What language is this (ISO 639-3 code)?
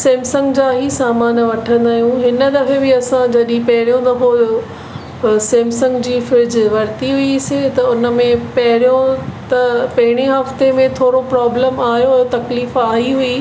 snd